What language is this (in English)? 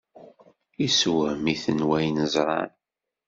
Kabyle